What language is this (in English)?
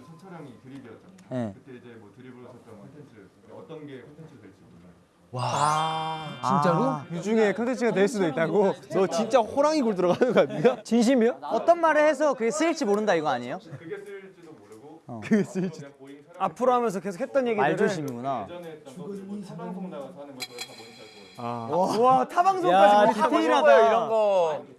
Korean